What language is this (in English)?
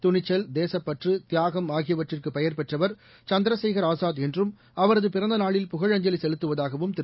Tamil